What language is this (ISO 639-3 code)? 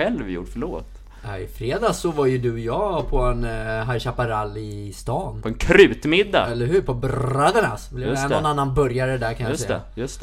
swe